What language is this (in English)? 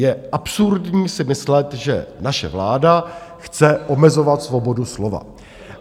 Czech